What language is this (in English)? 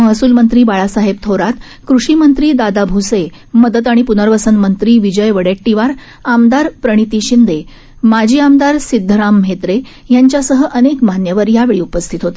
Marathi